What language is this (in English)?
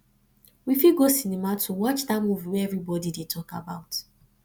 Nigerian Pidgin